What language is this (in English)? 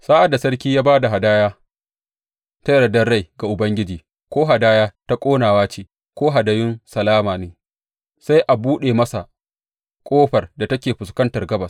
Hausa